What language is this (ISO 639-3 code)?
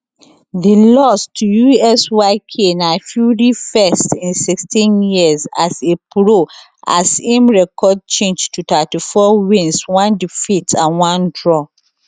pcm